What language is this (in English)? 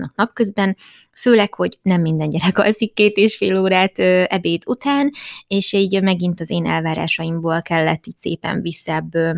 Hungarian